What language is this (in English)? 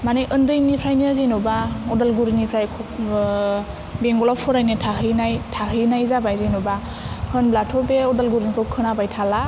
Bodo